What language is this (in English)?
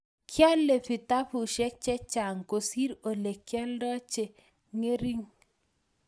Kalenjin